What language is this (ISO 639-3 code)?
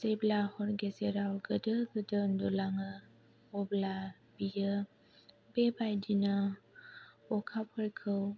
brx